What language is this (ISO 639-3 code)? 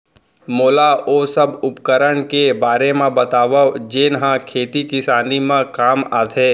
hne